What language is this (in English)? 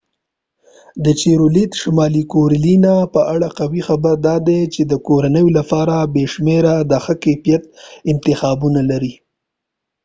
Pashto